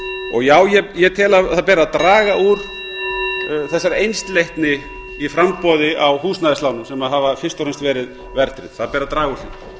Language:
Icelandic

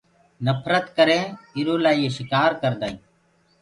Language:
Gurgula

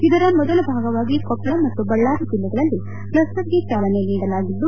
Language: Kannada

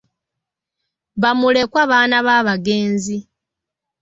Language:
Ganda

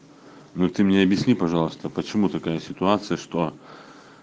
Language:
Russian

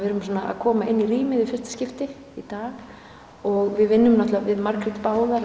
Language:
Icelandic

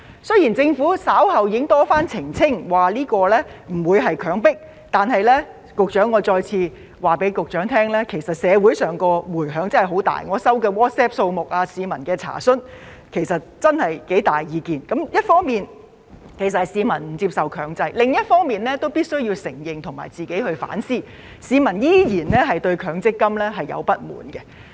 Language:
Cantonese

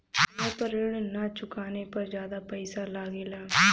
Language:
Bhojpuri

